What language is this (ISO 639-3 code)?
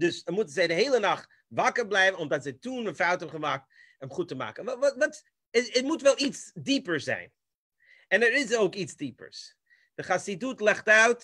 nld